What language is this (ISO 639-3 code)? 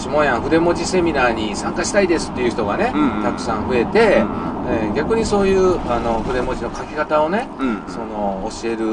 jpn